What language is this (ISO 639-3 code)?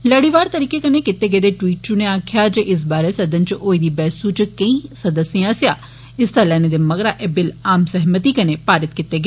doi